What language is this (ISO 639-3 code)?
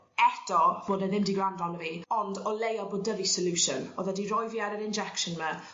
cym